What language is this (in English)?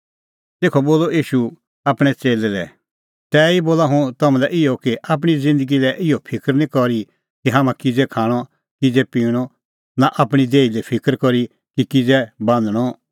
Kullu Pahari